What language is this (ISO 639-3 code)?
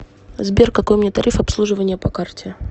rus